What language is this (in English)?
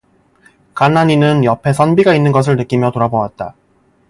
Korean